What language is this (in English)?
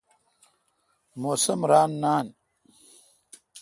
Kalkoti